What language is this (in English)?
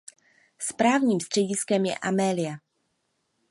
Czech